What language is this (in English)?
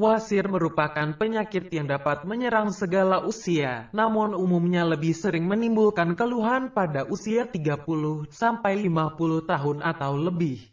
Indonesian